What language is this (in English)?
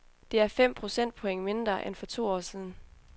Danish